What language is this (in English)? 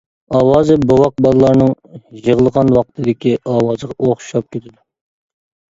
Uyghur